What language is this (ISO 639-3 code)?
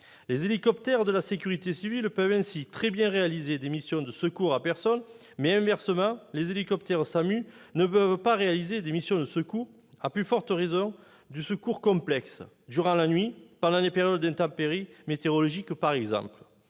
fra